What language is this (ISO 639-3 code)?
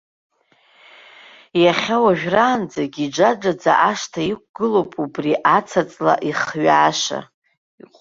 abk